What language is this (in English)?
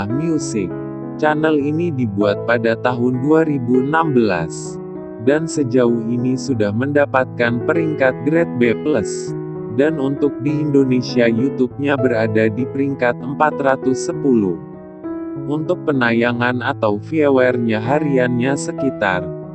Indonesian